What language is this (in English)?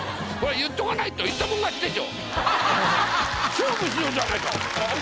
Japanese